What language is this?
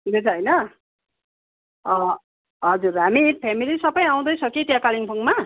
Nepali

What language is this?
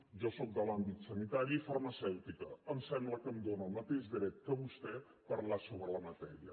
Catalan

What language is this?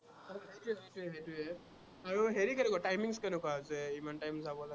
Assamese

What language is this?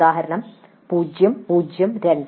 Malayalam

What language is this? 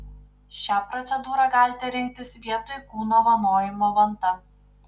Lithuanian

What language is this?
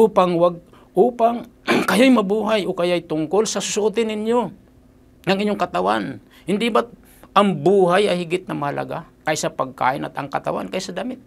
Filipino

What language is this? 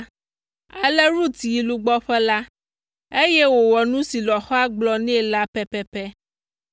Ewe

